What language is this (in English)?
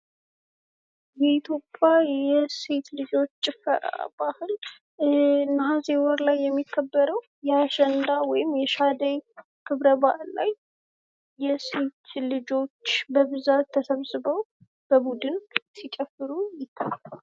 Amharic